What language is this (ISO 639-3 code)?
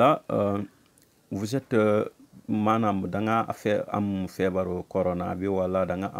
fra